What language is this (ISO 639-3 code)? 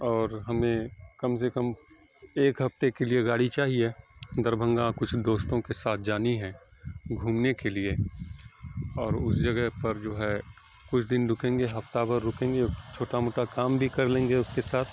urd